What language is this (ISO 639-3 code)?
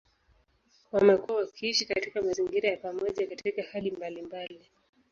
swa